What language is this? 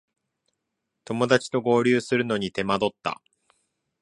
Japanese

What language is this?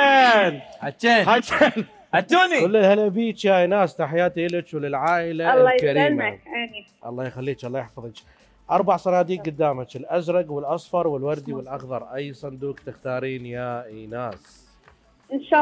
Arabic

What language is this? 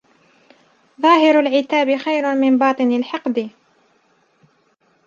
Arabic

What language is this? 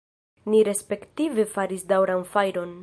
Esperanto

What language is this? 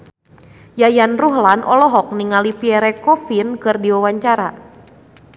Sundanese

